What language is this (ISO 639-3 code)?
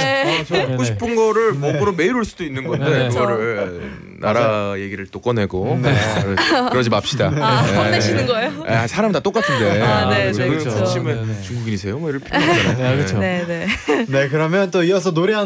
kor